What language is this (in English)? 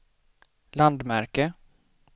Swedish